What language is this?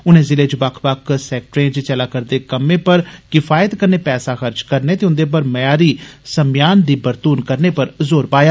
Dogri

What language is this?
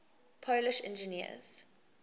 English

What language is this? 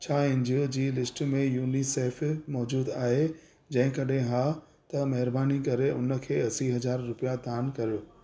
Sindhi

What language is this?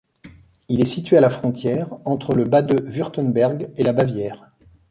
French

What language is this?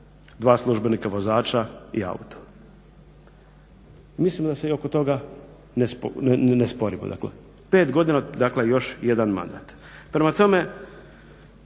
Croatian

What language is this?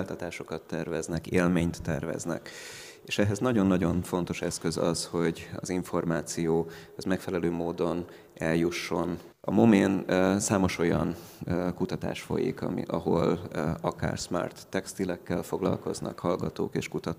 Hungarian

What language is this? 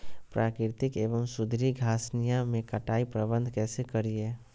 Magahi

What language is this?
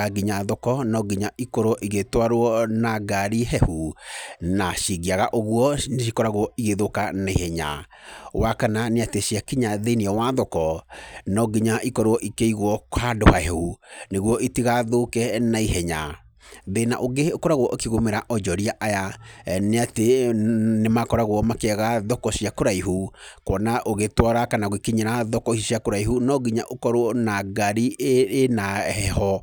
Kikuyu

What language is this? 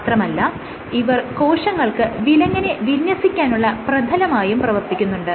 Malayalam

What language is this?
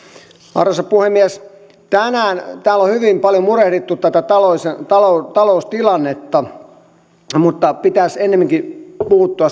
Finnish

